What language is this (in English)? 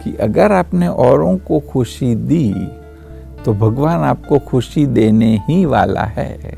Hindi